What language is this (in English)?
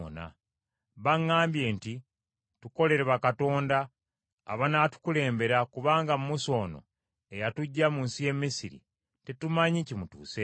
Ganda